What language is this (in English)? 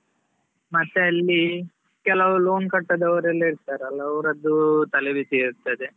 Kannada